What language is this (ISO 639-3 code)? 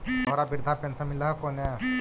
mag